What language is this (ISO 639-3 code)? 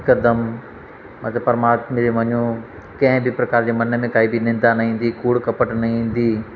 snd